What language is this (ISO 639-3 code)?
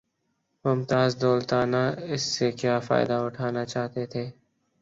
urd